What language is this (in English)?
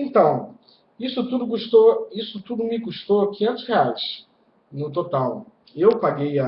Portuguese